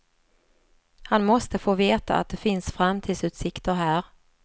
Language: Swedish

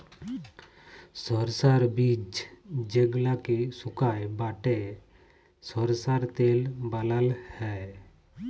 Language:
Bangla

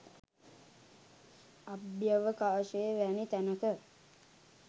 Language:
Sinhala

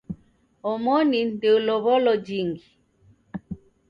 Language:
Taita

